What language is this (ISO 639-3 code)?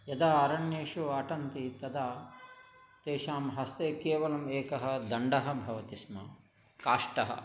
san